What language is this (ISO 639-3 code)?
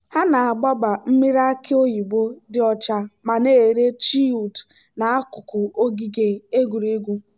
ibo